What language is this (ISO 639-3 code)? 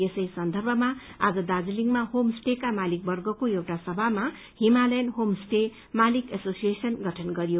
nep